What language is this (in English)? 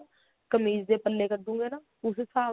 Punjabi